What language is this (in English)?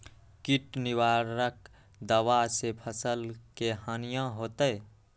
Magahi